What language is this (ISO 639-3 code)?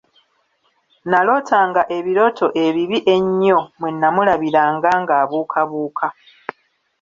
lug